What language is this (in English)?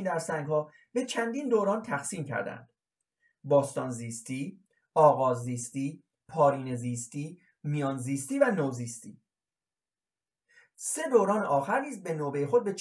Persian